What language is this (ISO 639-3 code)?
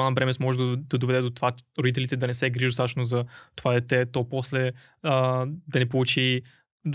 bul